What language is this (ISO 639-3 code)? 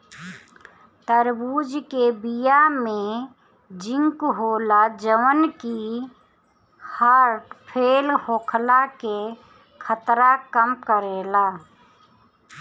bho